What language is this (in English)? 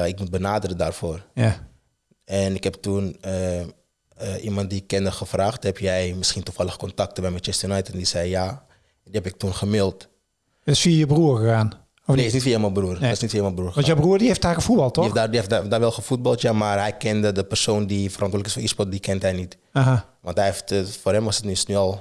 Dutch